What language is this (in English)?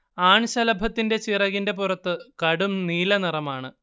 Malayalam